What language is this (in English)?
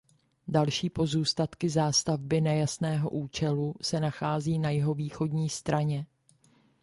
Czech